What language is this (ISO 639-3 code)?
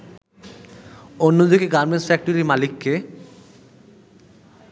ben